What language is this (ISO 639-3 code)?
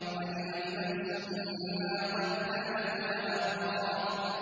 ara